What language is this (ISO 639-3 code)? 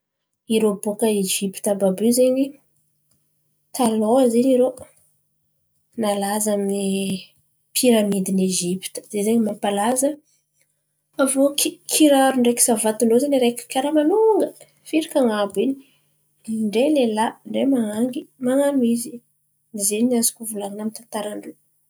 xmv